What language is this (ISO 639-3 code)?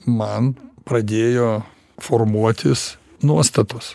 lit